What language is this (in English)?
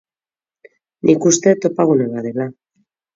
Basque